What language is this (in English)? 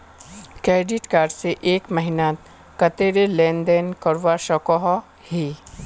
Magahi